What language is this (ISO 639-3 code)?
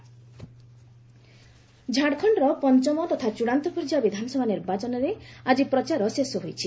ori